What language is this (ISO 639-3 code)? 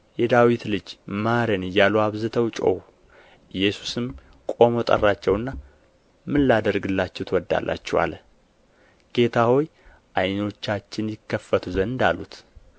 amh